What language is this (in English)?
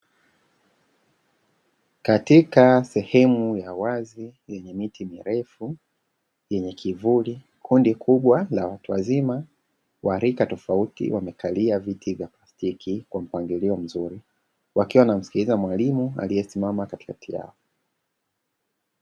Swahili